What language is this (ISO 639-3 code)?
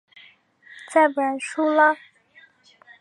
zho